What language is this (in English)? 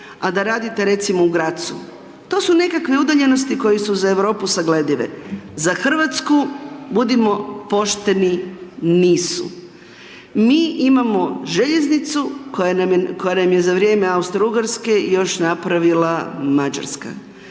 Croatian